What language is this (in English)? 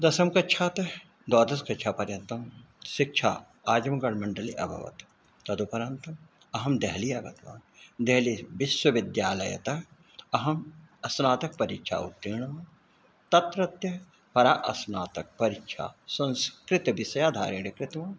Sanskrit